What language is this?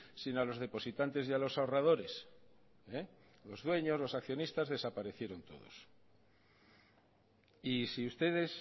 Spanish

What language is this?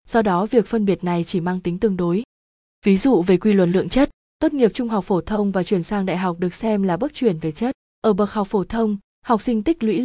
Vietnamese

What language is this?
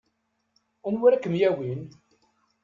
Kabyle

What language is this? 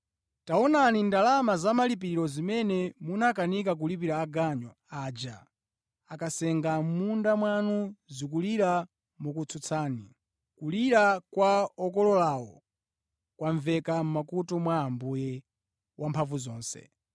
Nyanja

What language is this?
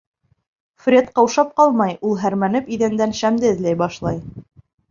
Bashkir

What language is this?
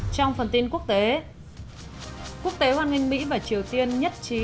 Vietnamese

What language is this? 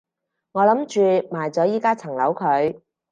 Cantonese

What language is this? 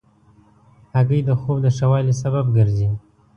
Pashto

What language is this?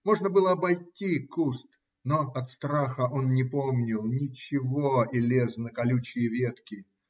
Russian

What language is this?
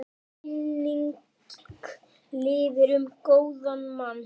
Icelandic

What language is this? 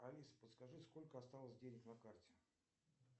Russian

